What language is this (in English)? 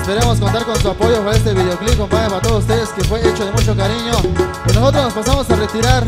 Spanish